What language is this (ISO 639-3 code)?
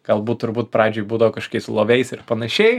lit